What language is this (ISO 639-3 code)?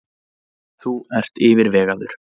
isl